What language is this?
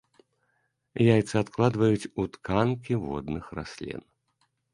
Belarusian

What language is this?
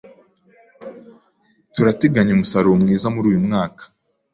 Kinyarwanda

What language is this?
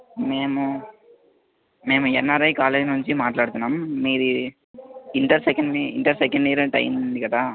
Telugu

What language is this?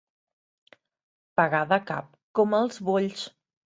Catalan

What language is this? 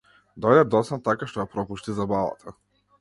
Macedonian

